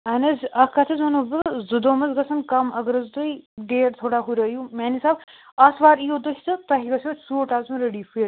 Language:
Kashmiri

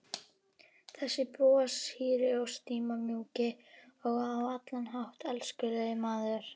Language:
Icelandic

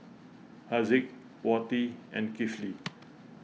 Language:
English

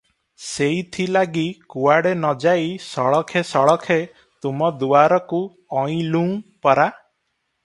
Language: Odia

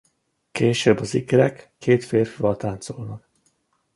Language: Hungarian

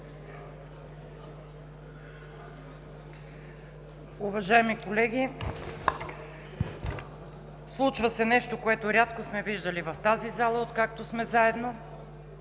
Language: Bulgarian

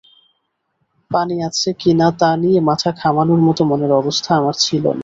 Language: Bangla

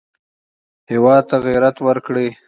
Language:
Pashto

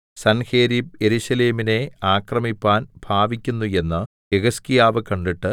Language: Malayalam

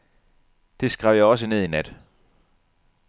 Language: Danish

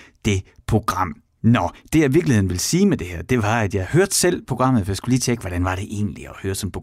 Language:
Danish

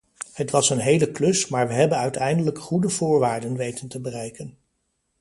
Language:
Dutch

